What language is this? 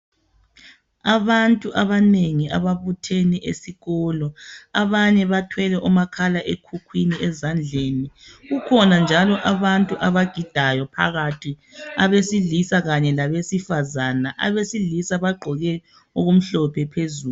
North Ndebele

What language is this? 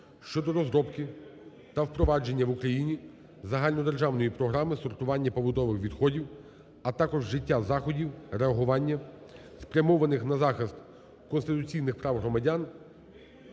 Ukrainian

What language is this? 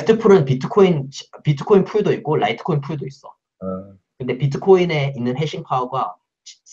Korean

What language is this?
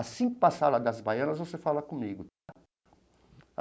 Portuguese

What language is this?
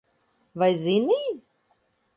Latvian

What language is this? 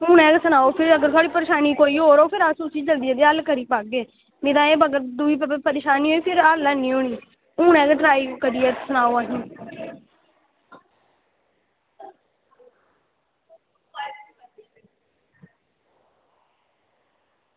Dogri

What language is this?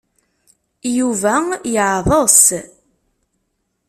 Kabyle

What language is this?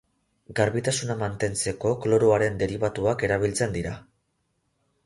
Basque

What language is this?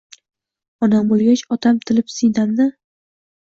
Uzbek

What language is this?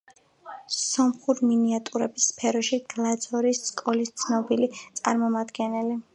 Georgian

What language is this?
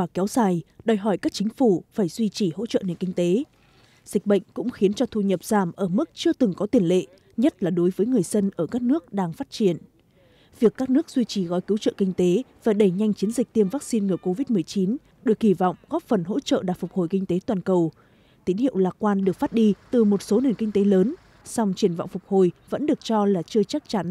Vietnamese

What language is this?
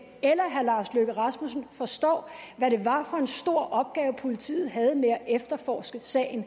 Danish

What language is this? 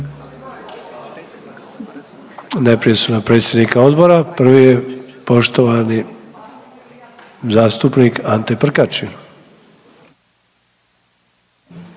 Croatian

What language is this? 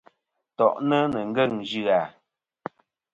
Kom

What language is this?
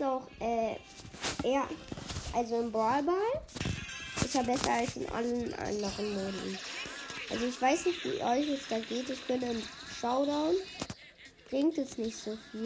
German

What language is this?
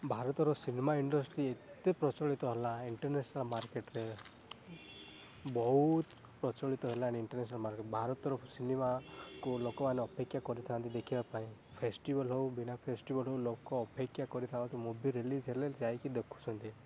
Odia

